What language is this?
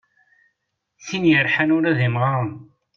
Kabyle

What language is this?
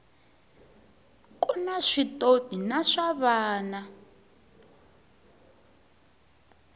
Tsonga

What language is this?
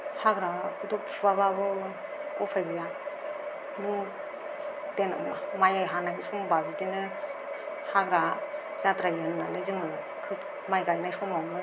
Bodo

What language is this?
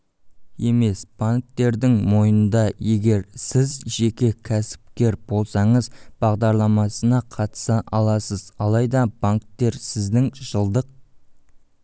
Kazakh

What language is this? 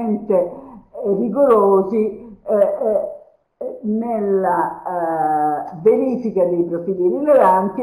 Italian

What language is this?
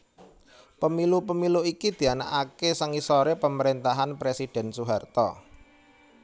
Javanese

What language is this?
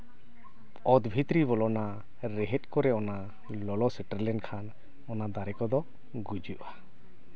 Santali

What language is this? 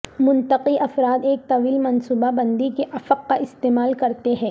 Urdu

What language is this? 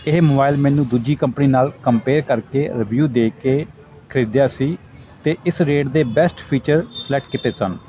Punjabi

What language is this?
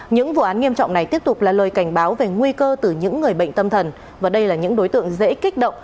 Vietnamese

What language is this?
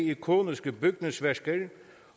Danish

